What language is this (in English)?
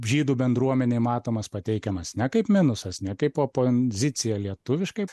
Lithuanian